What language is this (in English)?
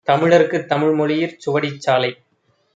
Tamil